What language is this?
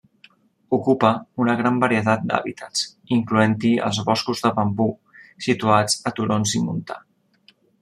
Catalan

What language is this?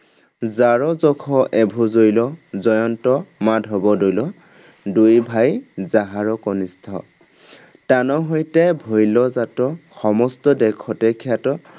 Assamese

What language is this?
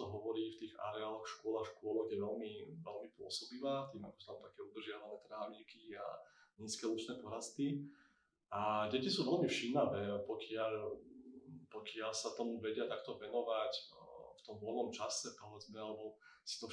Slovak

